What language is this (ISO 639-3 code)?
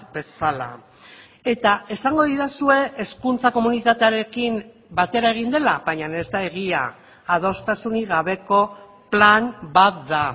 eus